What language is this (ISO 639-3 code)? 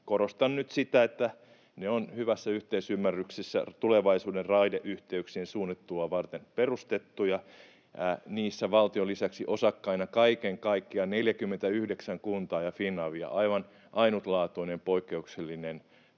fin